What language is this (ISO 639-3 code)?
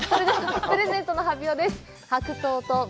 jpn